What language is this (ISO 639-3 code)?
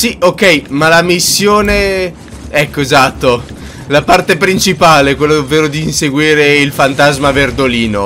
ita